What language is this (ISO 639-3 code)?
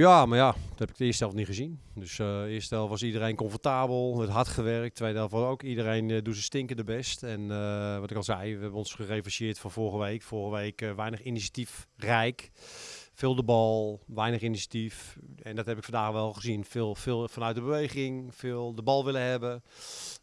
nld